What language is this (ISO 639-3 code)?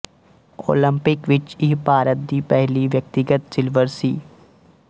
pan